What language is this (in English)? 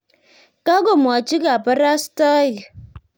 Kalenjin